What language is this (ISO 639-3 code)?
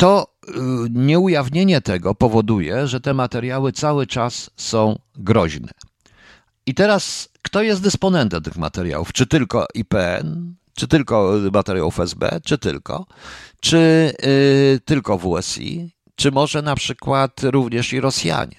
pol